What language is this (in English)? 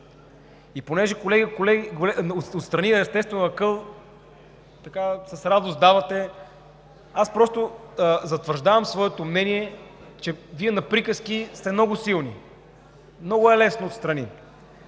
Bulgarian